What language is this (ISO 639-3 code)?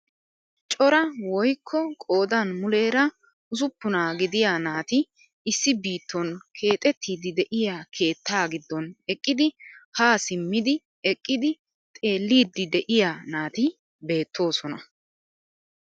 wal